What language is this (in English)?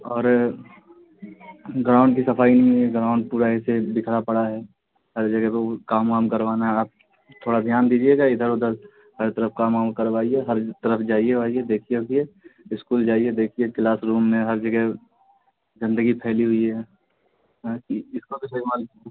Urdu